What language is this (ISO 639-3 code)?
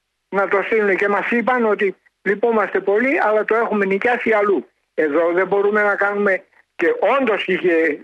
ell